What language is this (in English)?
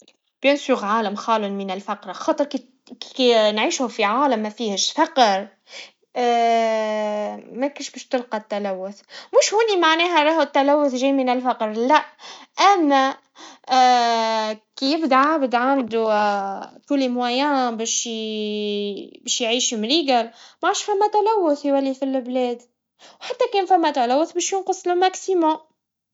Tunisian Arabic